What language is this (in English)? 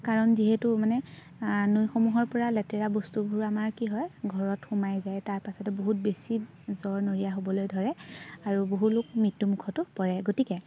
Assamese